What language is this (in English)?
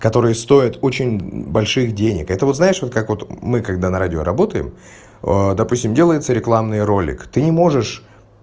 Russian